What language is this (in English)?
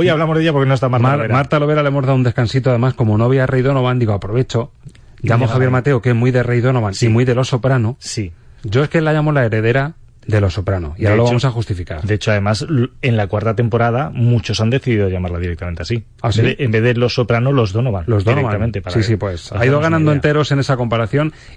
Spanish